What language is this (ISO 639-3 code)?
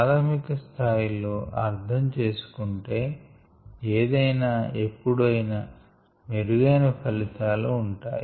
tel